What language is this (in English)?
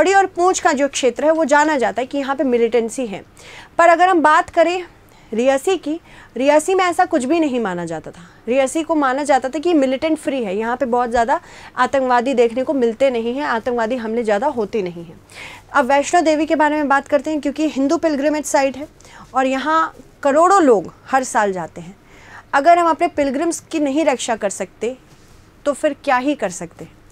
Hindi